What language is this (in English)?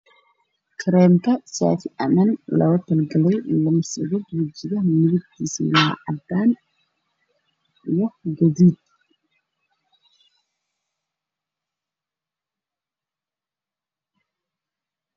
Somali